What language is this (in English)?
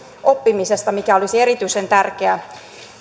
Finnish